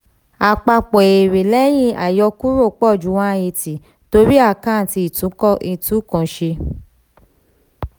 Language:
Yoruba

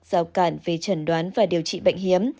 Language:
Vietnamese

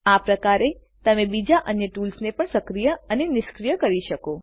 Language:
Gujarati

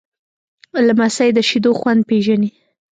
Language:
Pashto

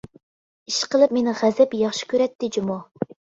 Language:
Uyghur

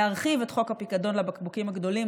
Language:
Hebrew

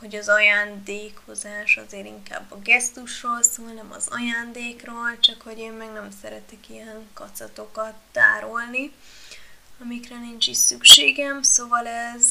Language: Hungarian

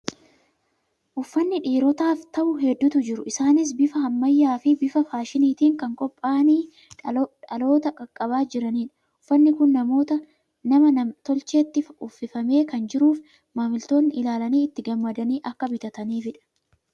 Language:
Oromo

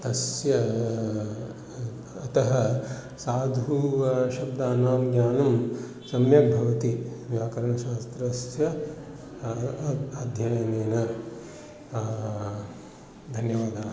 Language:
Sanskrit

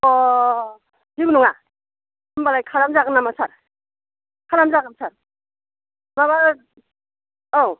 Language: Bodo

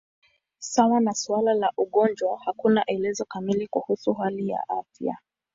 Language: Swahili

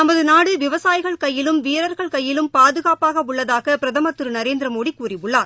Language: Tamil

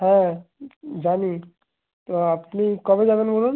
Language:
Bangla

